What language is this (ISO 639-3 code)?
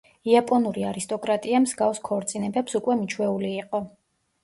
kat